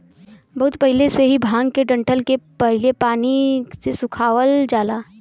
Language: Bhojpuri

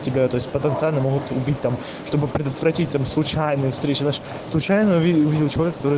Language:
Russian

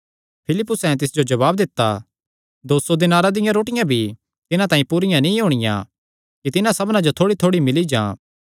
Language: Kangri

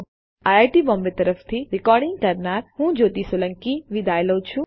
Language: Gujarati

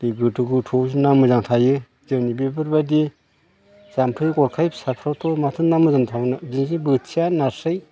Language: Bodo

